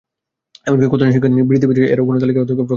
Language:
Bangla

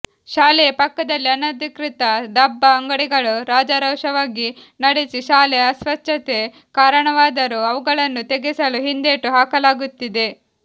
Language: Kannada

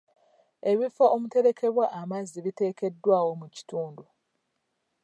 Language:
Ganda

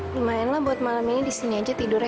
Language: Indonesian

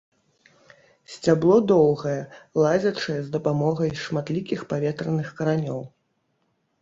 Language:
Belarusian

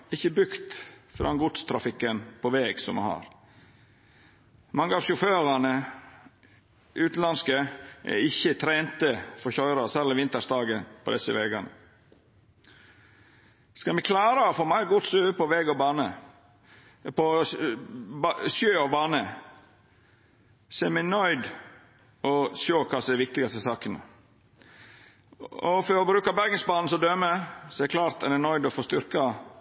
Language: Norwegian Nynorsk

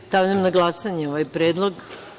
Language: Serbian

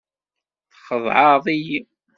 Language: Kabyle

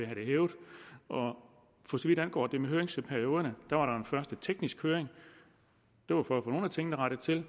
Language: Danish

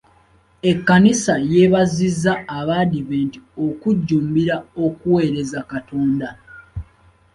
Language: Ganda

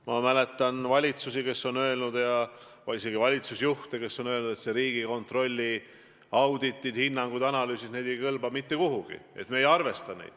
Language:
Estonian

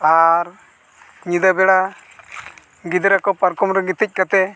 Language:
Santali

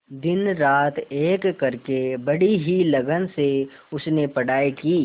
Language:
Hindi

